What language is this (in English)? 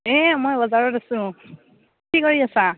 Assamese